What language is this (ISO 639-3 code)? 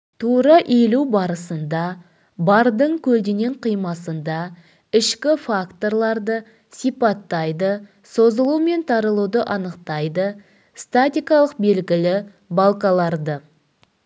kaz